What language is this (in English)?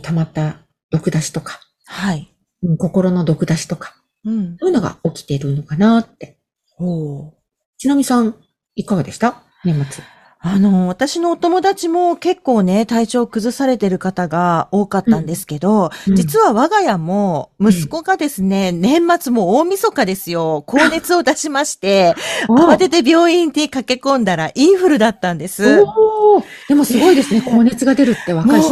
Japanese